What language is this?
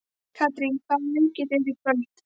Icelandic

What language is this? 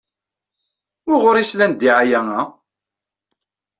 Kabyle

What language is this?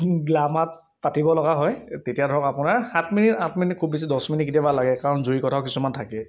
Assamese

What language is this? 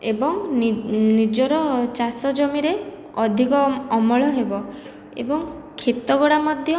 Odia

